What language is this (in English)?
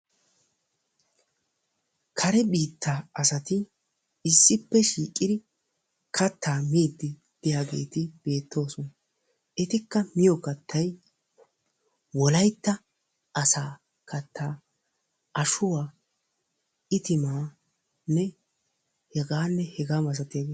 Wolaytta